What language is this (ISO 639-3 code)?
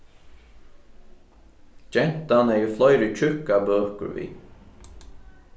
fao